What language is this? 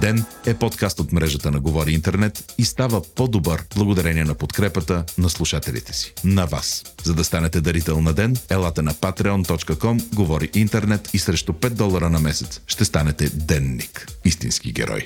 Bulgarian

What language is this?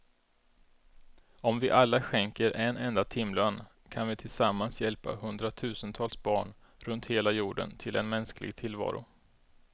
Swedish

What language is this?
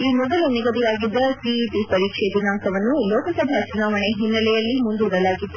Kannada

